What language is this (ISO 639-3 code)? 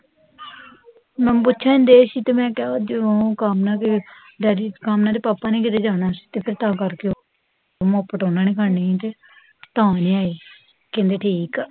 pan